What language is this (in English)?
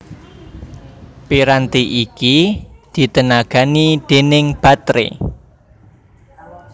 Javanese